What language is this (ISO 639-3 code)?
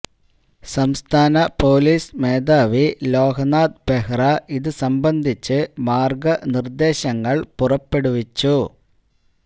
mal